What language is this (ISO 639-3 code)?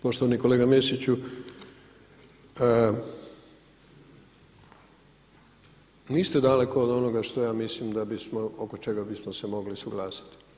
hrv